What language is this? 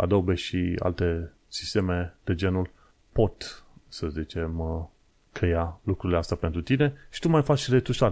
Romanian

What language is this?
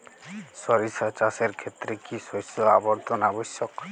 Bangla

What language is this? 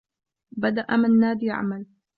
Arabic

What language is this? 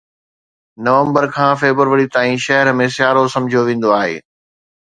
Sindhi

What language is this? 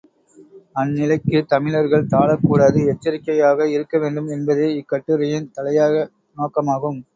Tamil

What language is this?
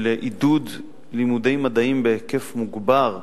Hebrew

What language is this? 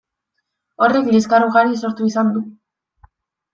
Basque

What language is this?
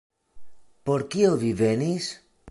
Esperanto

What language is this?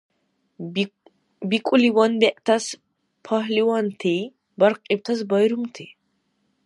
Dargwa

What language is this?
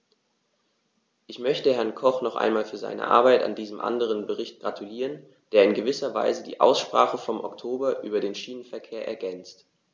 German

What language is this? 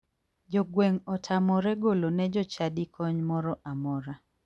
Luo (Kenya and Tanzania)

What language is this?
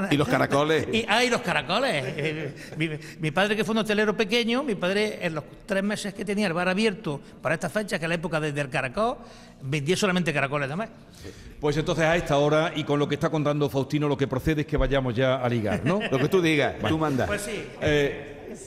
Spanish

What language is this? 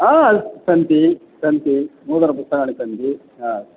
Sanskrit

